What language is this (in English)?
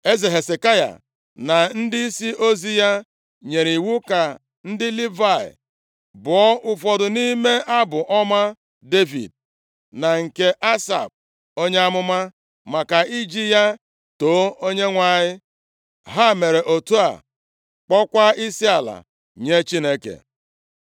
Igbo